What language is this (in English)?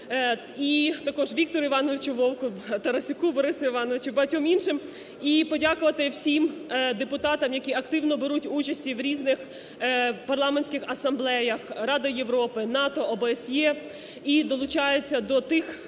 Ukrainian